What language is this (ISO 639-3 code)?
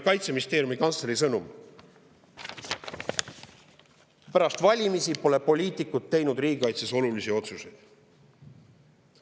est